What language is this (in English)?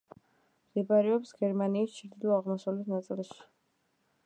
Georgian